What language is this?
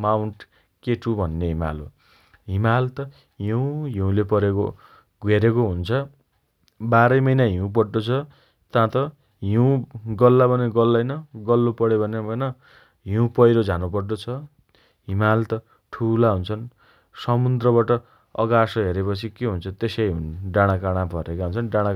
Dotyali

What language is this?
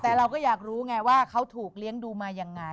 Thai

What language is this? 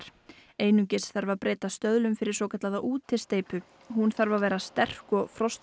Icelandic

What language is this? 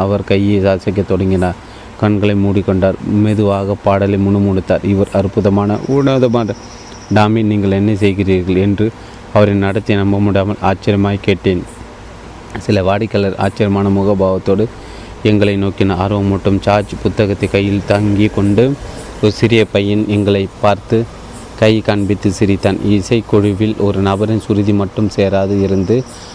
Tamil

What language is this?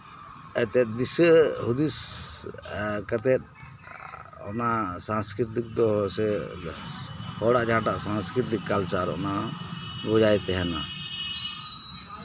Santali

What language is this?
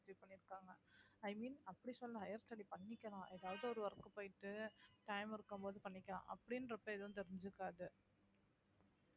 Tamil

